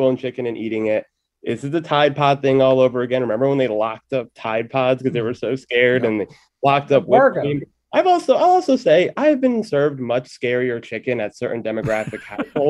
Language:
English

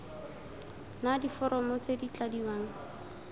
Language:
Tswana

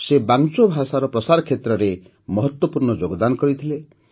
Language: Odia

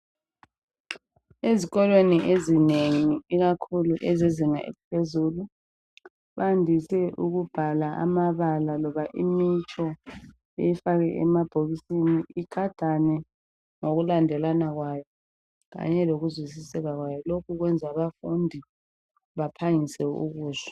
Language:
North Ndebele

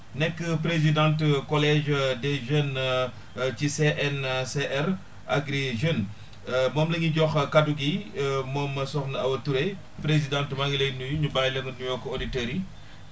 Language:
Wolof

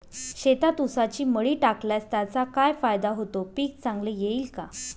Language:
Marathi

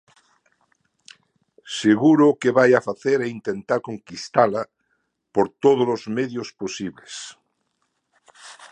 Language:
Galician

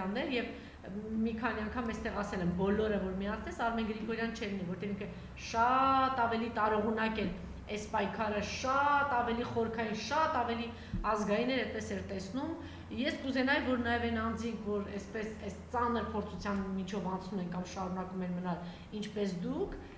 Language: Romanian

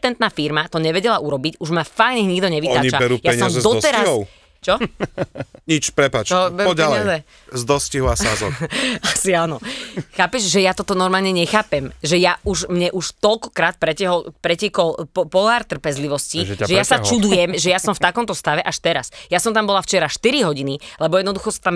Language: Slovak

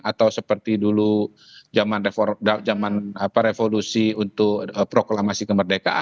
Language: Indonesian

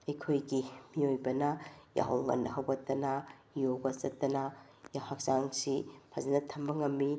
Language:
Manipuri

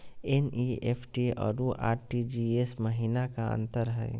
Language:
Magahi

